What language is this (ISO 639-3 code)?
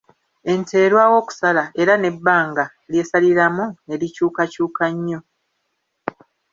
lug